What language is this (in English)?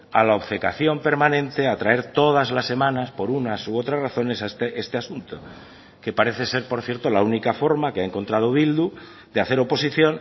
Spanish